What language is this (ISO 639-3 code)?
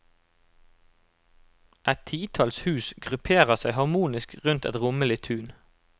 nor